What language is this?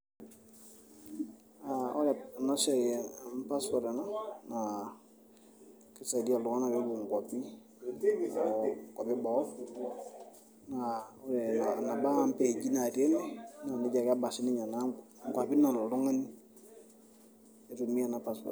Masai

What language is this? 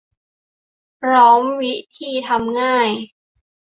Thai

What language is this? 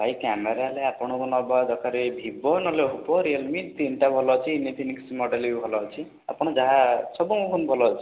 Odia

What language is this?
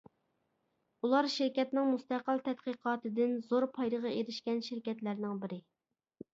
Uyghur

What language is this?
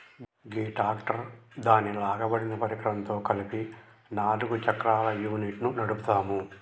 Telugu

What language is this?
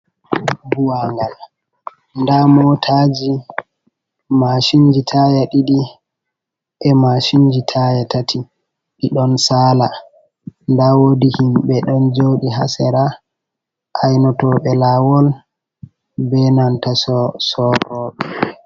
Fula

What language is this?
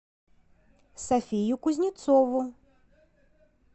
Russian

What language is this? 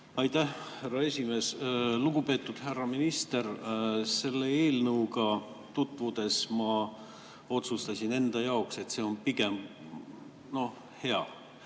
Estonian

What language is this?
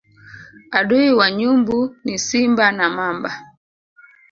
Swahili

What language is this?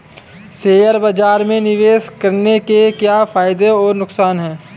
Hindi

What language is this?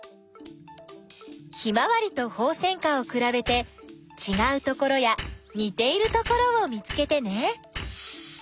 Japanese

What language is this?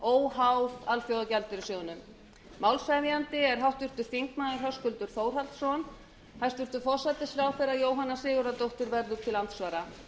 Icelandic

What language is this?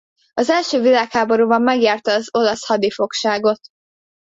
Hungarian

